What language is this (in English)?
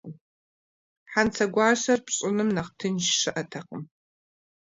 Kabardian